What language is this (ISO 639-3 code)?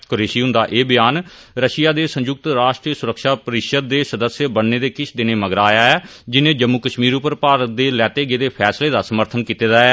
doi